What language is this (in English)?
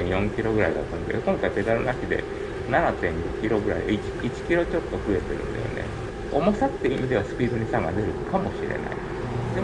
Japanese